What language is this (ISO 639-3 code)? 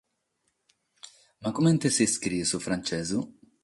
srd